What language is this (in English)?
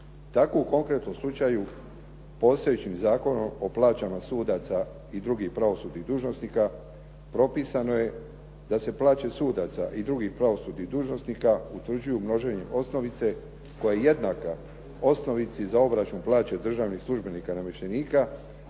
Croatian